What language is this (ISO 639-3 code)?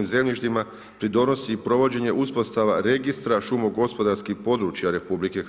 hrv